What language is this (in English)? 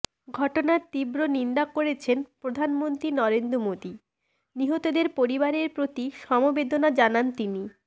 Bangla